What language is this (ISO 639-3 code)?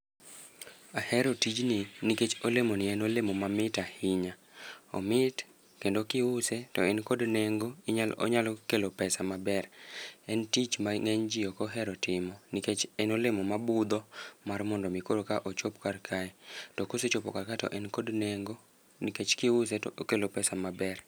luo